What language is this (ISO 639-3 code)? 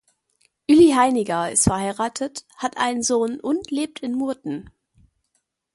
deu